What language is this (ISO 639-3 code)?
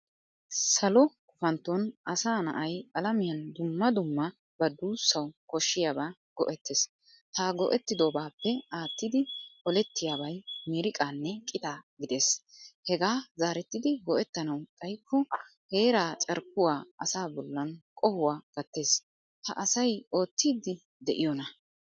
wal